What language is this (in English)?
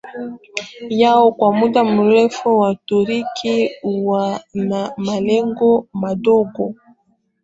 Swahili